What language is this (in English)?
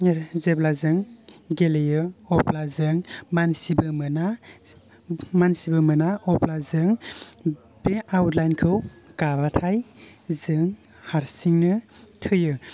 Bodo